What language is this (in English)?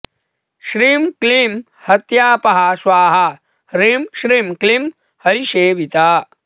Sanskrit